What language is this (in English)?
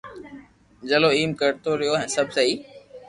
Loarki